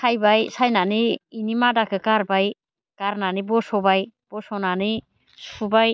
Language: Bodo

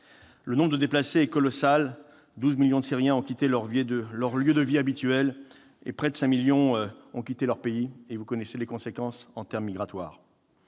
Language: French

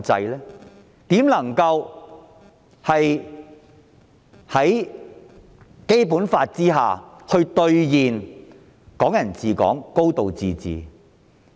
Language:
Cantonese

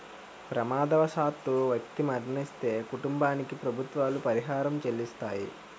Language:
Telugu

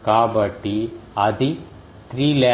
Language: Telugu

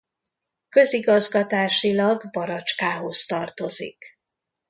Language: Hungarian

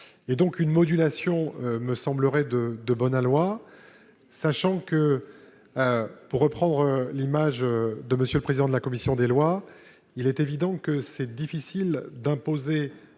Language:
French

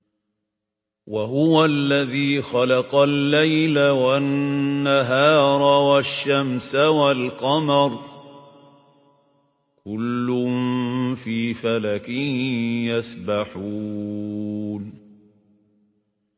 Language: Arabic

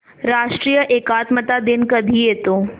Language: Marathi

